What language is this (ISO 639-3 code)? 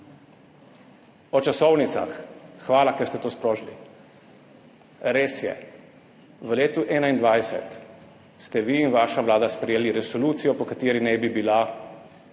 slv